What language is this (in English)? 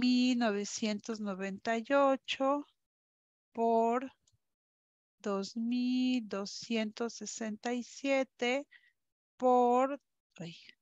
Spanish